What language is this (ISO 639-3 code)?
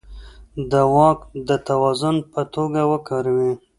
pus